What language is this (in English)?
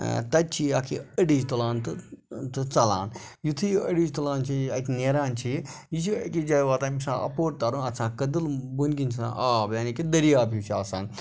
Kashmiri